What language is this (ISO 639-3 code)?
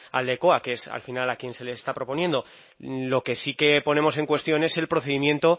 spa